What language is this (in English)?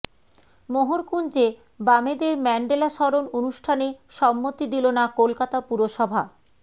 Bangla